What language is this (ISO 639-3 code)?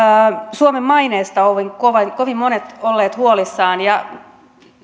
fin